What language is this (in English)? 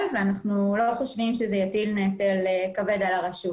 Hebrew